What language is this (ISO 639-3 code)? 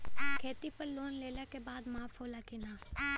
bho